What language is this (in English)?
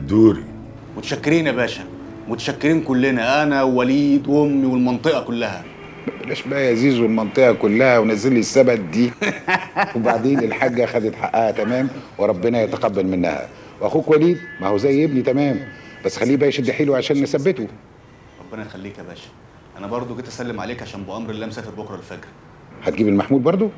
Arabic